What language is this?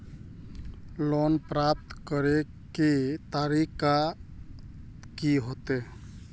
Magahi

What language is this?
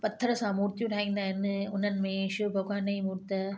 Sindhi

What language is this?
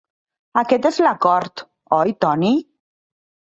Catalan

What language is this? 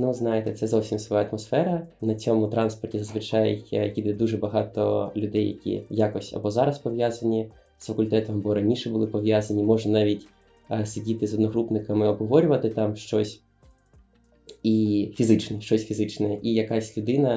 Ukrainian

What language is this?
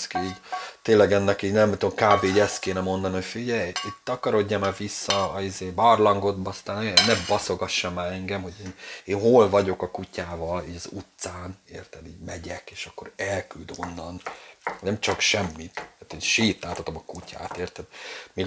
Hungarian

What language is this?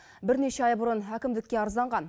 Kazakh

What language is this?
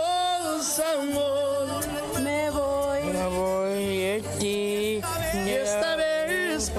Spanish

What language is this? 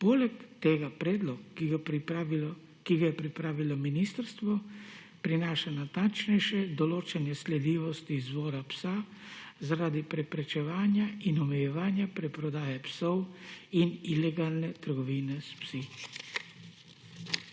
Slovenian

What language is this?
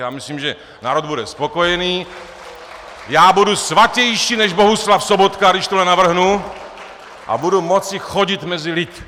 Czech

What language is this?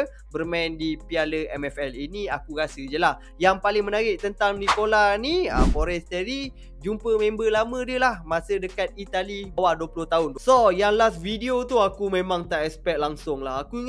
Malay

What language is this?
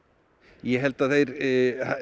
Icelandic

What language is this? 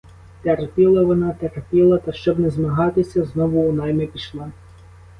Ukrainian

